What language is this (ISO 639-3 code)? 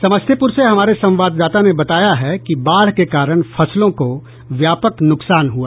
hin